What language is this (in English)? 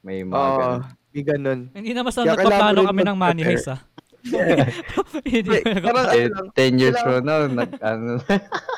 Filipino